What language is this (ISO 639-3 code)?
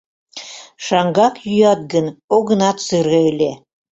chm